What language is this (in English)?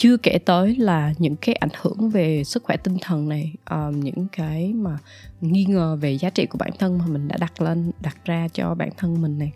Vietnamese